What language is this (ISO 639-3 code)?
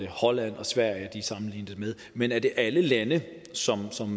dan